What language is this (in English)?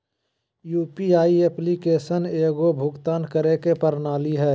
Magahi